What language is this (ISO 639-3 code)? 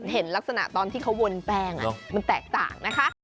tha